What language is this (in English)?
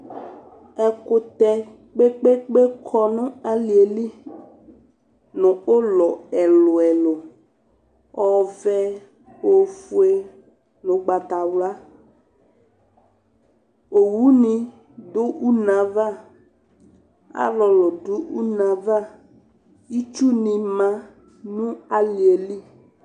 Ikposo